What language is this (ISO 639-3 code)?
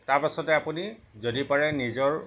asm